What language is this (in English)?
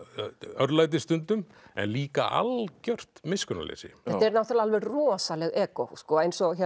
Icelandic